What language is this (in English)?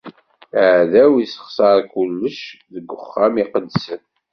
Kabyle